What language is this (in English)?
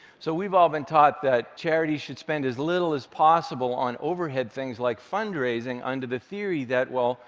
English